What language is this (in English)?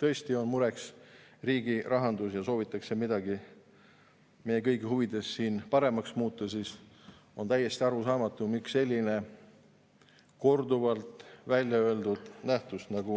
Estonian